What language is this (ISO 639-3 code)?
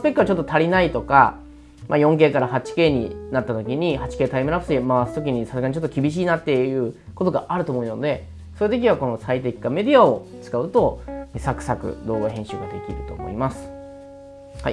jpn